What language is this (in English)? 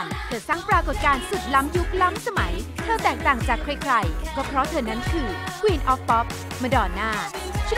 Thai